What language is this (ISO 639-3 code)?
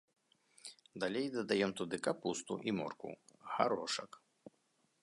bel